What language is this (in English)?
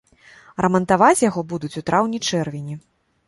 Belarusian